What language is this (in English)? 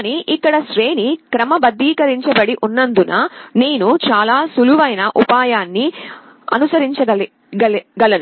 Telugu